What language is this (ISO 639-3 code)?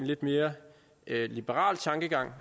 dan